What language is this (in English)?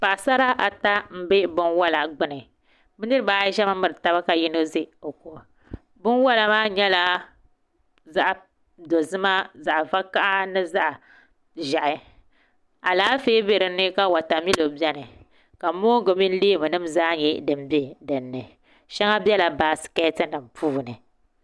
Dagbani